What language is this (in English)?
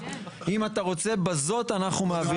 Hebrew